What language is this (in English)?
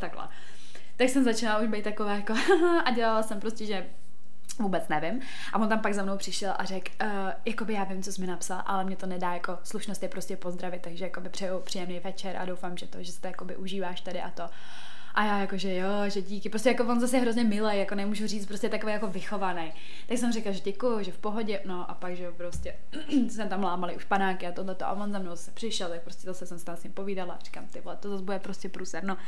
Czech